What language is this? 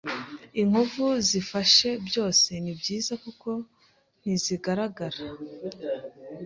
Kinyarwanda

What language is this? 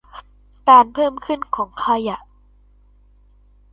Thai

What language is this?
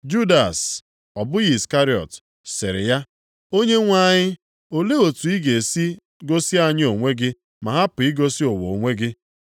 Igbo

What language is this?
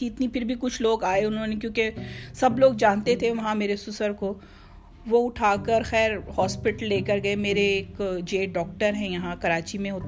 Urdu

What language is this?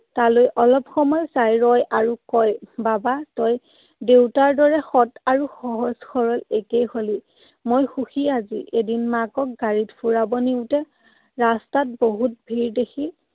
Assamese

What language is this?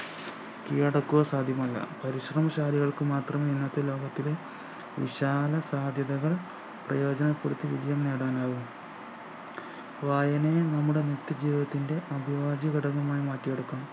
Malayalam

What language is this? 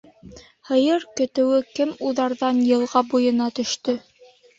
Bashkir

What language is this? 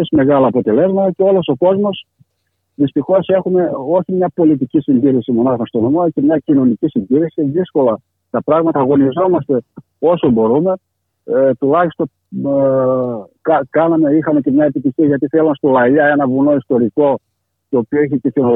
Greek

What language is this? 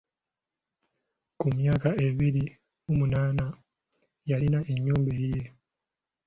Ganda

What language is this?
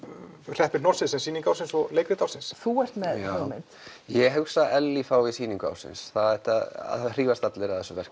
Icelandic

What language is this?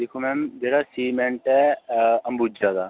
Dogri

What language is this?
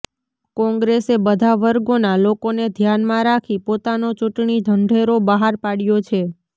Gujarati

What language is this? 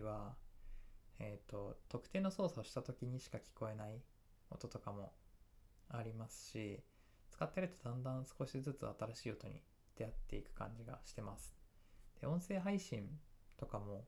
Japanese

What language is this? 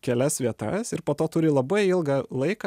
Lithuanian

